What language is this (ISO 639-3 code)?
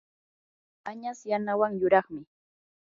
qur